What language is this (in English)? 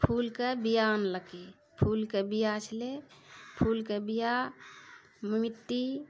Maithili